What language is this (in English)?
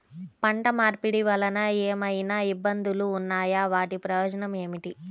Telugu